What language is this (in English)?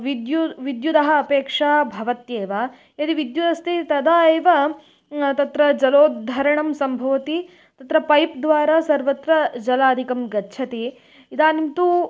Sanskrit